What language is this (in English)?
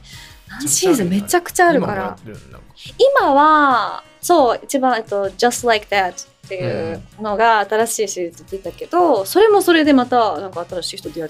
Japanese